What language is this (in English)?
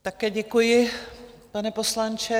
Czech